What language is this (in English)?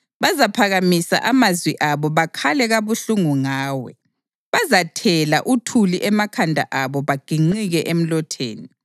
North Ndebele